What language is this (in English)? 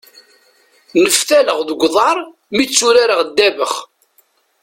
Kabyle